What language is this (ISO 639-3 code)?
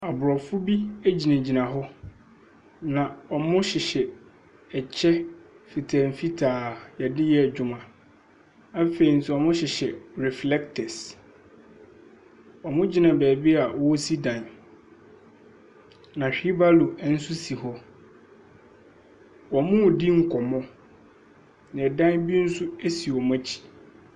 aka